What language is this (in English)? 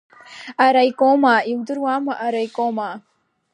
Abkhazian